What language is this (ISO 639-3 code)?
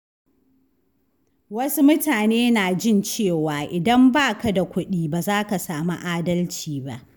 hau